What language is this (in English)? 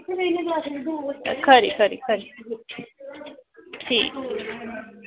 Dogri